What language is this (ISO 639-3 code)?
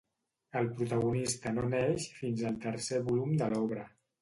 cat